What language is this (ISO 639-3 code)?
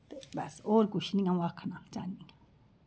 doi